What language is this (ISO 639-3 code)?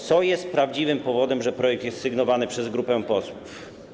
pol